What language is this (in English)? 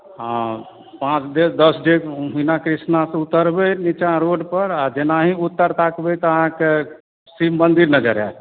Maithili